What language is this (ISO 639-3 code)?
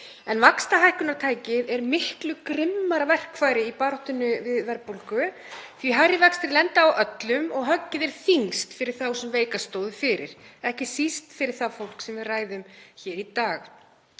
isl